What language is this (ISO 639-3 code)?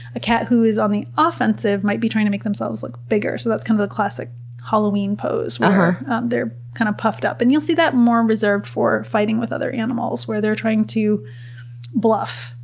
eng